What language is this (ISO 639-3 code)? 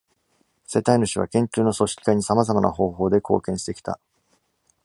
jpn